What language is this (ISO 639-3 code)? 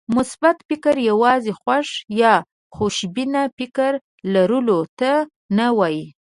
pus